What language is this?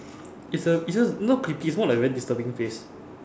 English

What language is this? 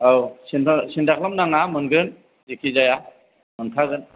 Bodo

